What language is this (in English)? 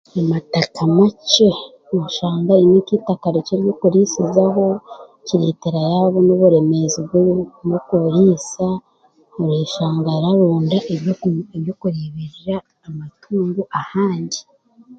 Chiga